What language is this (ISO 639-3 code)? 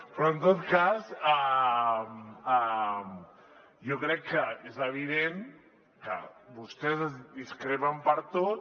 cat